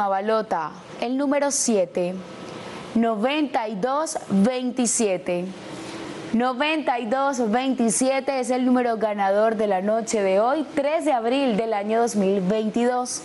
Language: Spanish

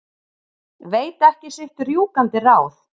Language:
Icelandic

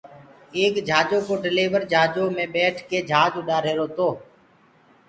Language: Gurgula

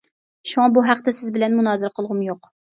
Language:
Uyghur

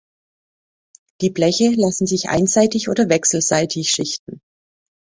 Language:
German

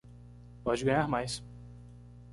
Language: Portuguese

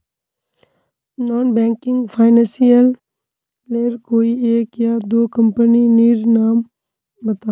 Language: Magahi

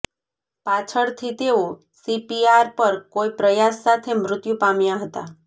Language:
Gujarati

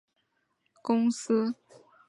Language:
Chinese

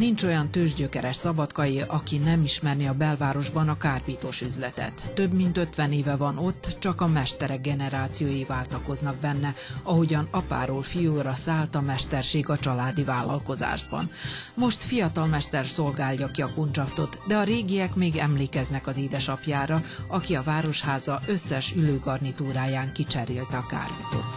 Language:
Hungarian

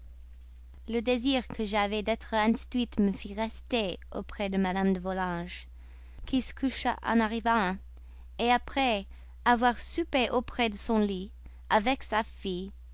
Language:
French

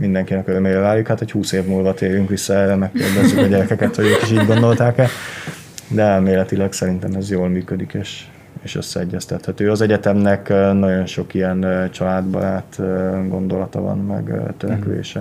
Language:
Hungarian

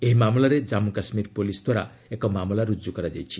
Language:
Odia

